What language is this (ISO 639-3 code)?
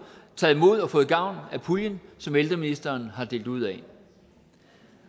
dan